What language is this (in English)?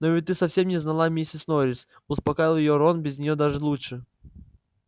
Russian